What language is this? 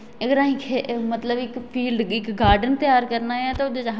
Dogri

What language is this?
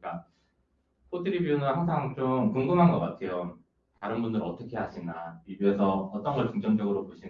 Korean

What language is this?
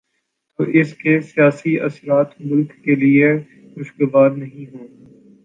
Urdu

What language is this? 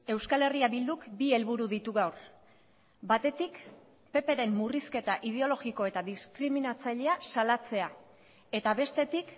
Basque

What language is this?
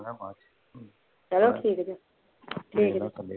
Punjabi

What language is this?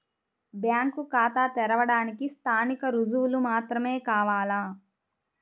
Telugu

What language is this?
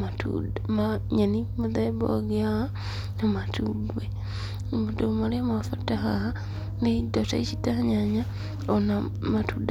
Kikuyu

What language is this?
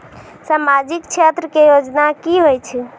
Maithili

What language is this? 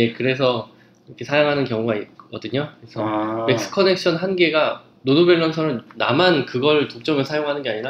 Korean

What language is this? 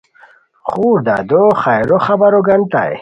Khowar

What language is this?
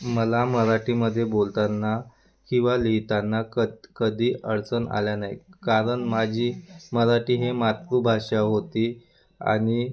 Marathi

